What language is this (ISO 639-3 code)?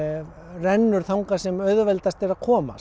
isl